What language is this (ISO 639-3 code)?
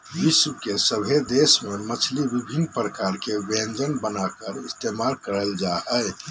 mag